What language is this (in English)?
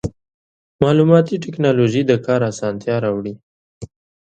Pashto